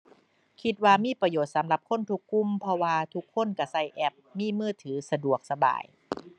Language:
Thai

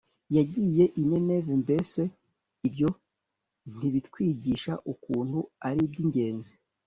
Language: Kinyarwanda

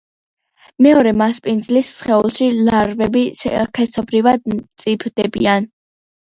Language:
Georgian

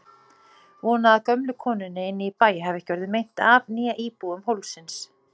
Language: Icelandic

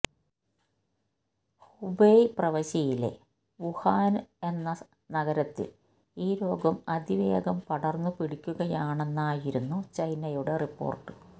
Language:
Malayalam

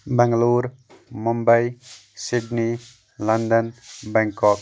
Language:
Kashmiri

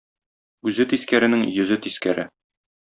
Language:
Tatar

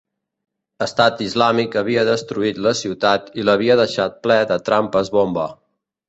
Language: Catalan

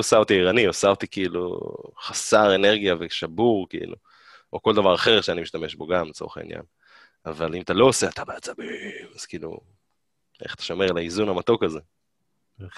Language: Hebrew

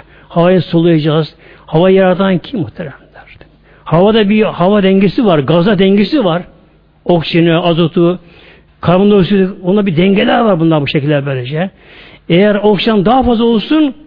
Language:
Turkish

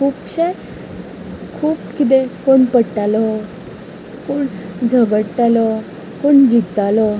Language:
Konkani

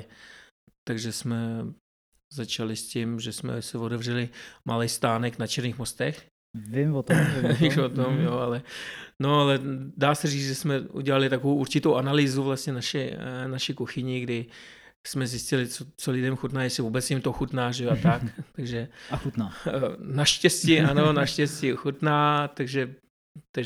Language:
Czech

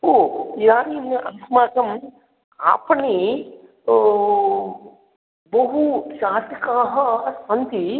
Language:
Sanskrit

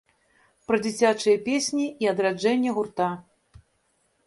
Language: Belarusian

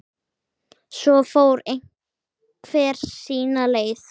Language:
Icelandic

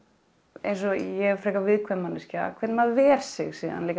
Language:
Icelandic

